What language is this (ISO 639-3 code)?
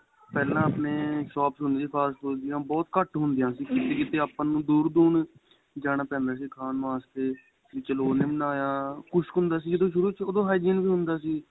pan